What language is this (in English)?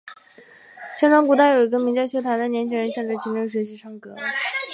Chinese